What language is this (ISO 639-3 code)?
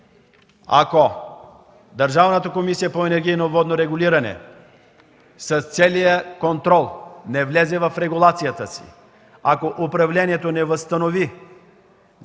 bul